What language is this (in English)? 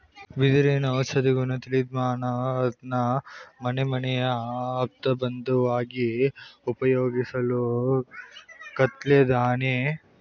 Kannada